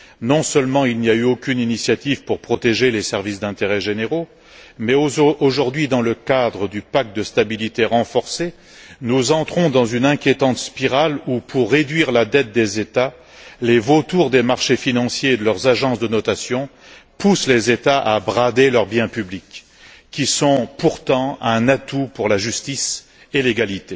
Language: French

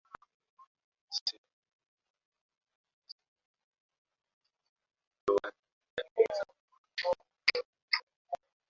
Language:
Swahili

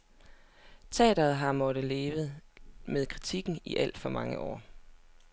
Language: Danish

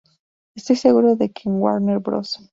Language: Spanish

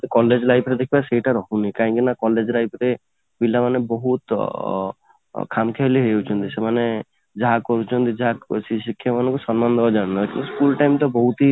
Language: Odia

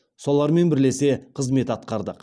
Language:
Kazakh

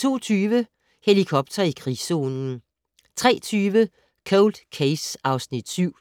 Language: Danish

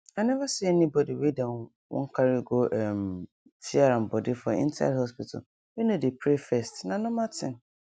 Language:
Nigerian Pidgin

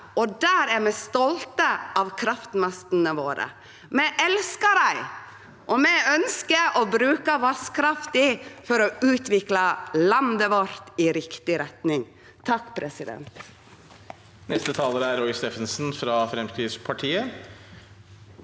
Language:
Norwegian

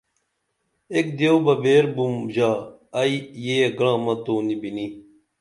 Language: Dameli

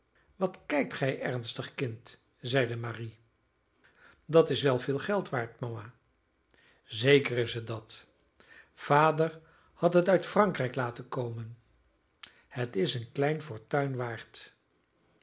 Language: Dutch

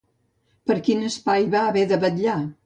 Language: Catalan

